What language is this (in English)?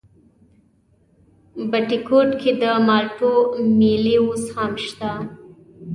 Pashto